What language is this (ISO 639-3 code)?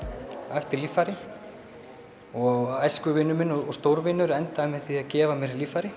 isl